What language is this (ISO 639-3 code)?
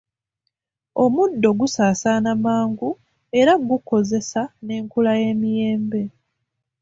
lug